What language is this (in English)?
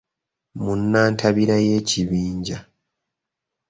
Ganda